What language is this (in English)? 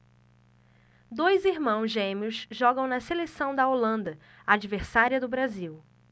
Portuguese